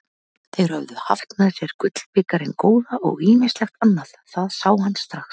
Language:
Icelandic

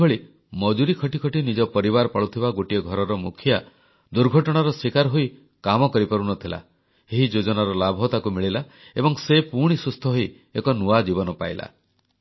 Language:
Odia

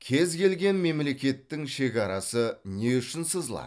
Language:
Kazakh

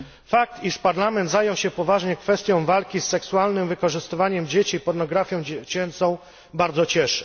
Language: Polish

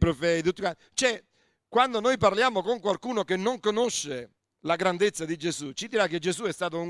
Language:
Italian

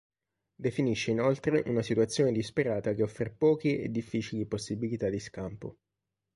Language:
Italian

